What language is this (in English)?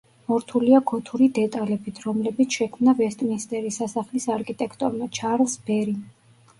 Georgian